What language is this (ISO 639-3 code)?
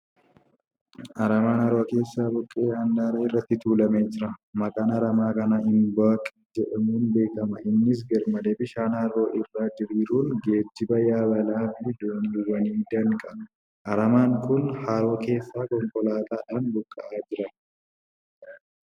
orm